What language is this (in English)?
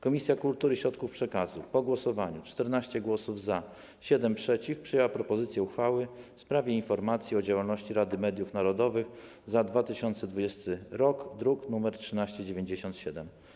Polish